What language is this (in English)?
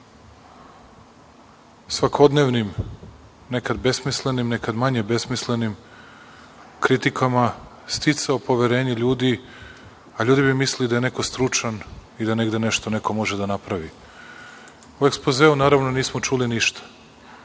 Serbian